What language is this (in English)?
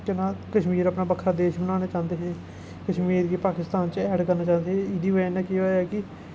Dogri